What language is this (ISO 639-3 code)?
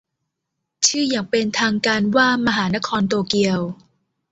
tha